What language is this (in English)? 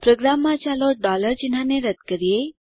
Gujarati